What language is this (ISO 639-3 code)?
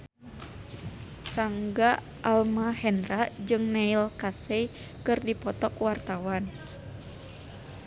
sun